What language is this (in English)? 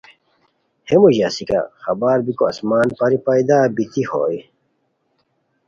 Khowar